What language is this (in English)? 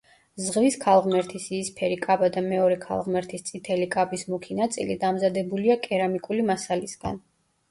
Georgian